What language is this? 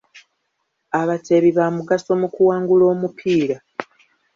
Ganda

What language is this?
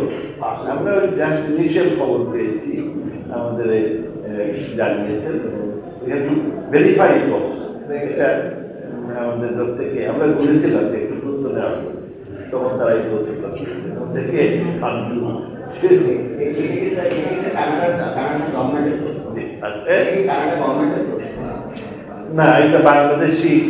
Turkish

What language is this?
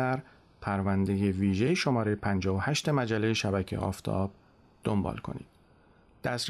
Persian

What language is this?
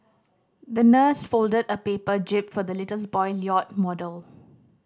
English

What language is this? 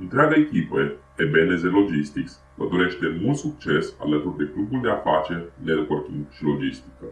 Romanian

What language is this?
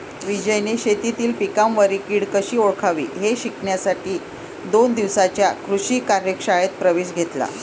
Marathi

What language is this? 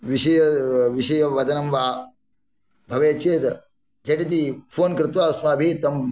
Sanskrit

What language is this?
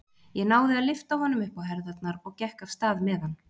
Icelandic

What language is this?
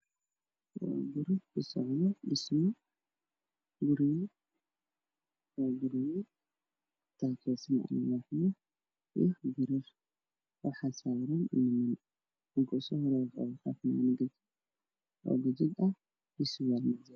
Somali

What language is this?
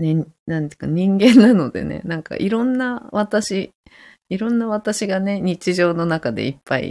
Japanese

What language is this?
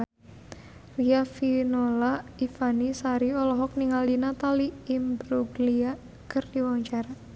Sundanese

